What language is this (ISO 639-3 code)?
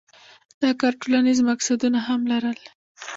pus